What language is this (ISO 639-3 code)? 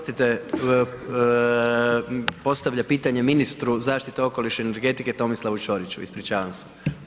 hrv